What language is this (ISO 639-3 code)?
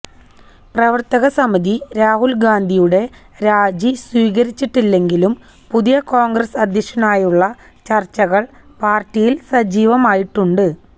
mal